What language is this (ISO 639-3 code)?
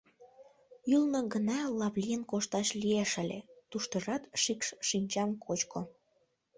chm